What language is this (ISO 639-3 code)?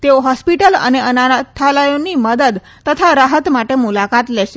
guj